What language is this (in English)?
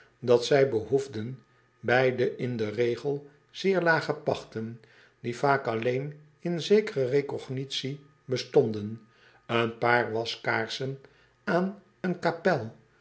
Dutch